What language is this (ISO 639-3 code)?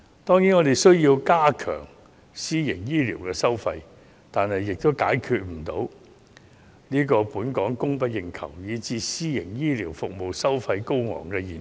yue